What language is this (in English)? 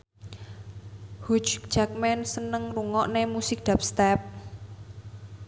Javanese